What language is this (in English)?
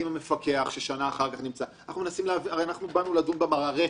Hebrew